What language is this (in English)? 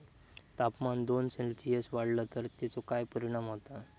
Marathi